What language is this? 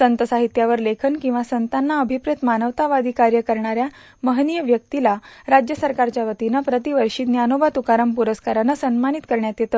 Marathi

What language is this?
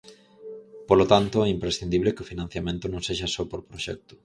Galician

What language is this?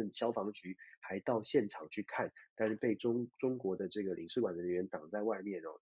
Chinese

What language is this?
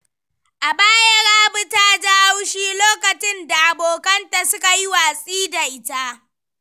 Hausa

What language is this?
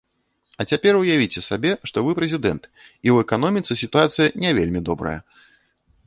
Belarusian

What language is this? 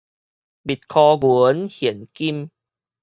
Min Nan Chinese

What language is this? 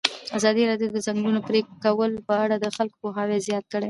Pashto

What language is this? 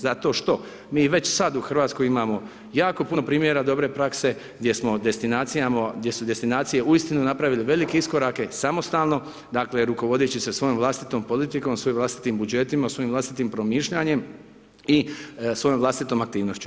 Croatian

